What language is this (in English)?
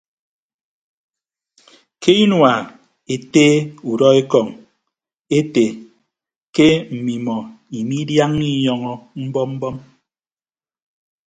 Ibibio